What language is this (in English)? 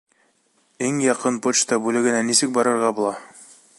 Bashkir